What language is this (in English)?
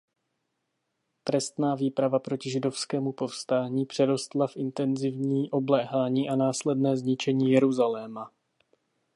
Czech